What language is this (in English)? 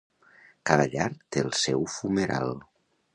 Catalan